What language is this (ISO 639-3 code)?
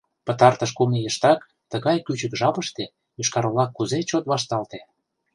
chm